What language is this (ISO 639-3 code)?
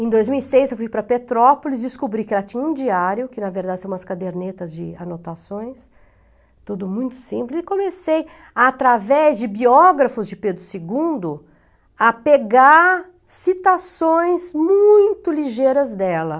por